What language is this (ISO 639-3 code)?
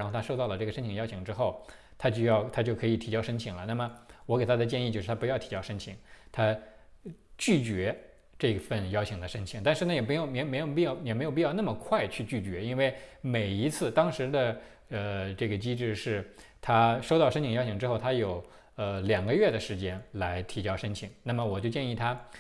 zho